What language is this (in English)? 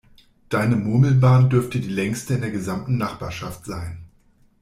German